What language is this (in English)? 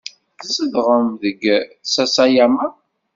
Kabyle